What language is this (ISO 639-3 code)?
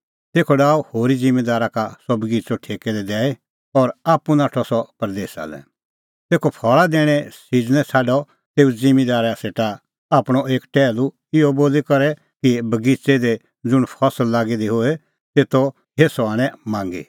kfx